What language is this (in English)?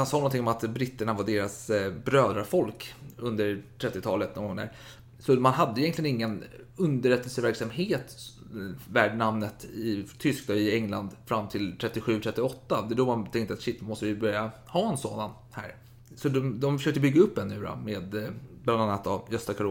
Swedish